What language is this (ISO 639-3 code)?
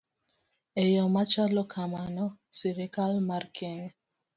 luo